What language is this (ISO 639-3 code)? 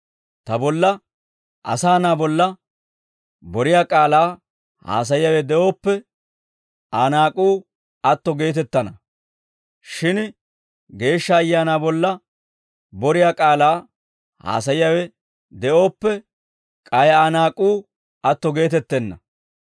dwr